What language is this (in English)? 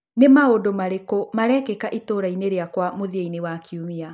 Kikuyu